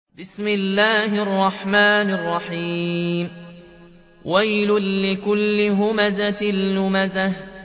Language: Arabic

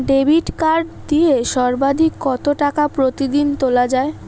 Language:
Bangla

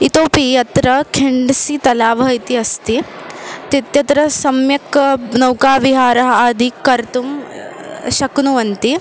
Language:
Sanskrit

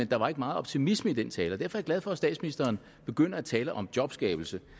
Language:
Danish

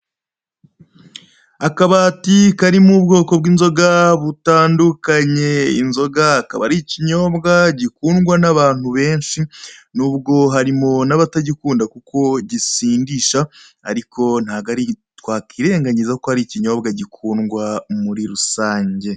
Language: Kinyarwanda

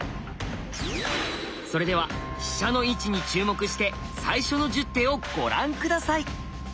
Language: Japanese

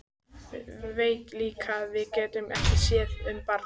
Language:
Icelandic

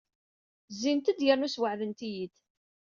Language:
Kabyle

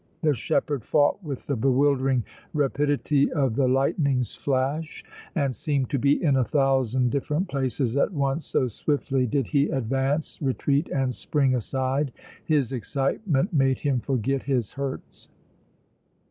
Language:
English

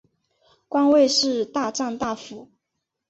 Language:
Chinese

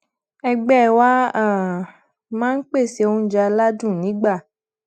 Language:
Yoruba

